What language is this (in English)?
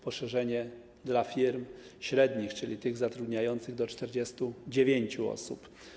Polish